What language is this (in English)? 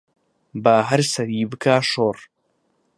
Central Kurdish